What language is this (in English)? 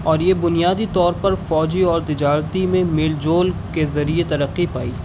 Urdu